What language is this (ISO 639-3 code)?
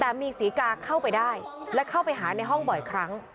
tha